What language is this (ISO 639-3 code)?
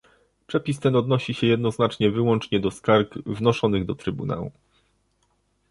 pol